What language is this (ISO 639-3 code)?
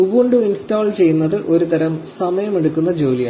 mal